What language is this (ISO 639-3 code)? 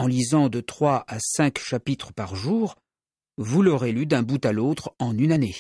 fra